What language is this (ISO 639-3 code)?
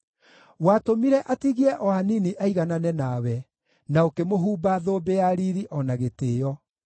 kik